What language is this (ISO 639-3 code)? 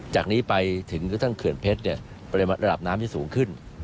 tha